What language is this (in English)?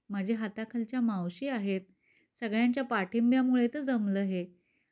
Marathi